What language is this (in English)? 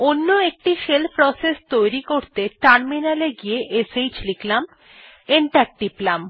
Bangla